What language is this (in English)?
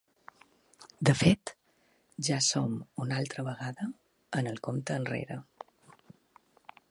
Catalan